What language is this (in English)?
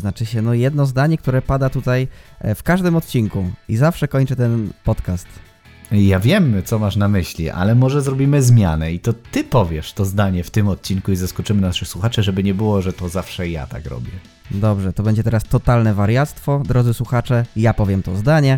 Polish